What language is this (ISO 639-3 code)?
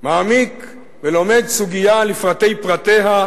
heb